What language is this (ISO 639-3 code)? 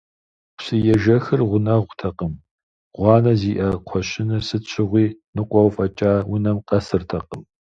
kbd